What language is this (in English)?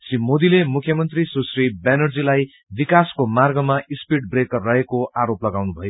Nepali